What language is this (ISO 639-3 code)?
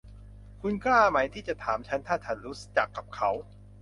tha